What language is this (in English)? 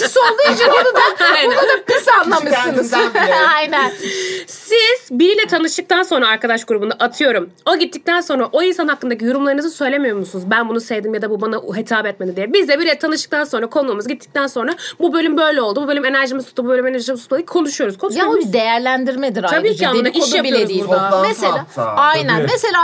Turkish